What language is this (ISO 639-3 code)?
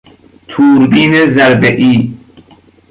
fas